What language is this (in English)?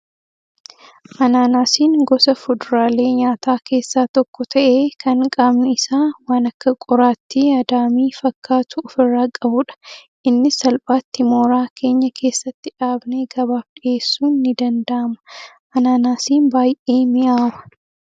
Oromo